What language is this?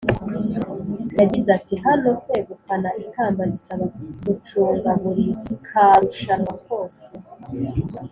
Kinyarwanda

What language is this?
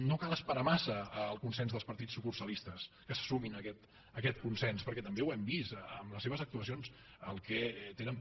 Catalan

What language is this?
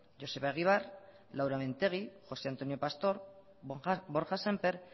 Basque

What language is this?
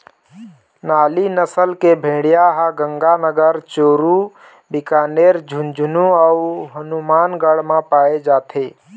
Chhattisgarhi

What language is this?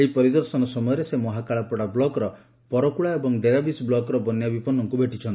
Odia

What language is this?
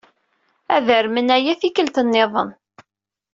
Kabyle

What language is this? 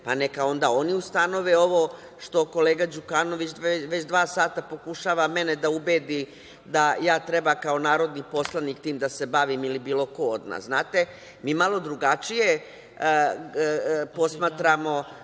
Serbian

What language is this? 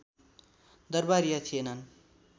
Nepali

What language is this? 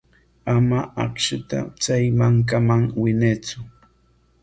Corongo Ancash Quechua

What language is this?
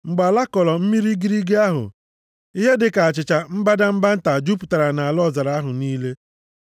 Igbo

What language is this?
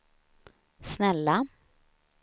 Swedish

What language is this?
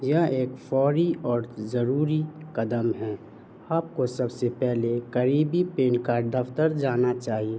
Urdu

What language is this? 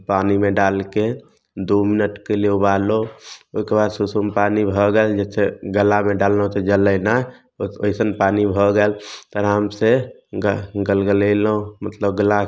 Maithili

